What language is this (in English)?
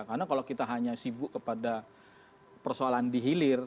Indonesian